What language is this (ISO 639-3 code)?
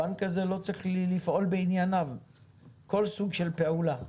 heb